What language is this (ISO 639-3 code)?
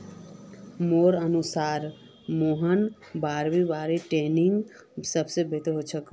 mag